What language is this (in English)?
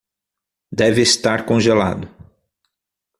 Portuguese